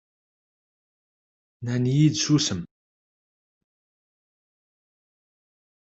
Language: Kabyle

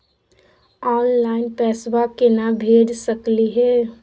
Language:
Magahi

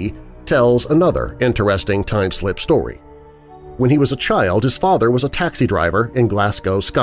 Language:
English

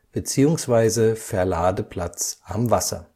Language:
German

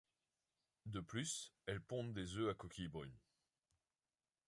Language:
French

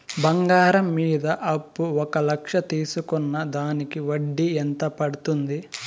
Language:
Telugu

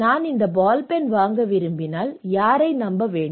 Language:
Tamil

